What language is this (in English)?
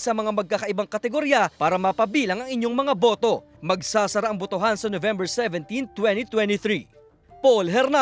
Filipino